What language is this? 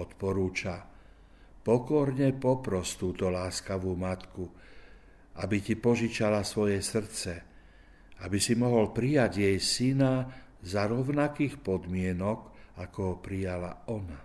Slovak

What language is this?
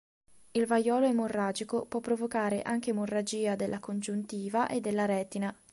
Italian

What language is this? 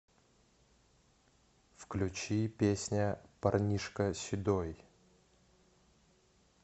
Russian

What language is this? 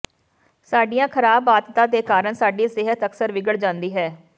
Punjabi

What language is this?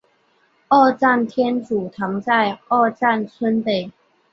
Chinese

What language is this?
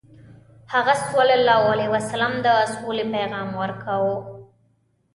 Pashto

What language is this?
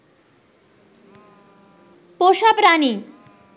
Bangla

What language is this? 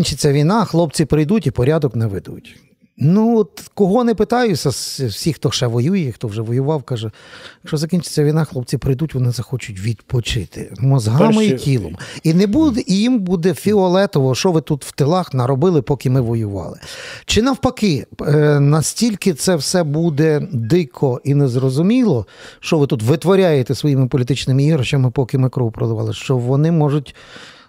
Ukrainian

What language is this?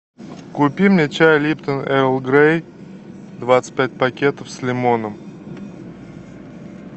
Russian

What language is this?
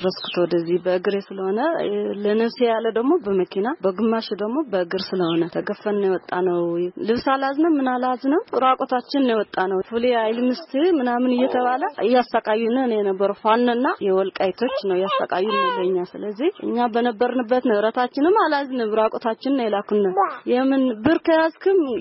Amharic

